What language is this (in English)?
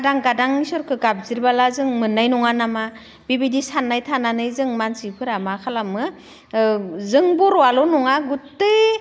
Bodo